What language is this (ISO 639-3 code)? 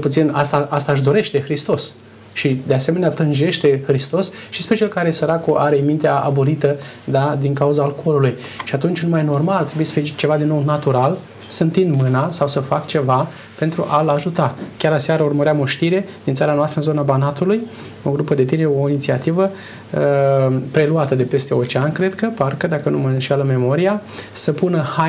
ron